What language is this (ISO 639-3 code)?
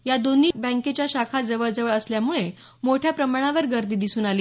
mar